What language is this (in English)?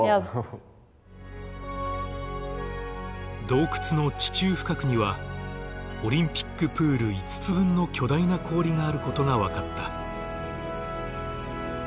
Japanese